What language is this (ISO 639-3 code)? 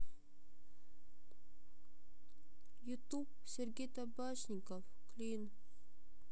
rus